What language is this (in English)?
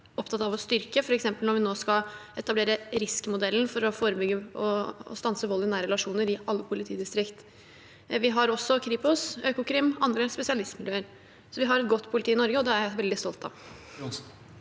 Norwegian